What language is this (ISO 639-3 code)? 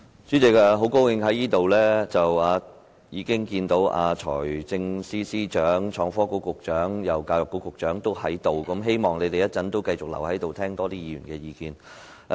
yue